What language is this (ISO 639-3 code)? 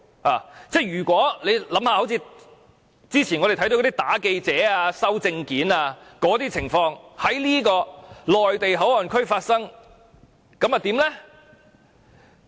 yue